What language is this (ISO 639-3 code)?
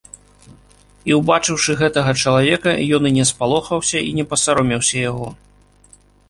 bel